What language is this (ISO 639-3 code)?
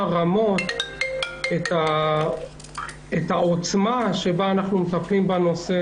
heb